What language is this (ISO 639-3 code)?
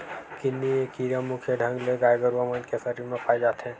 hne